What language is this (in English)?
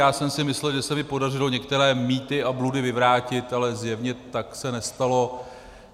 Czech